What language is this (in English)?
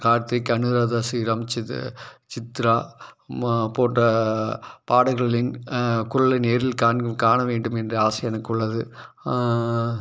Tamil